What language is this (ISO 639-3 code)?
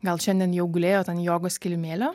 lit